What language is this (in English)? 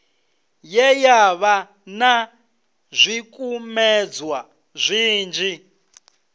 Venda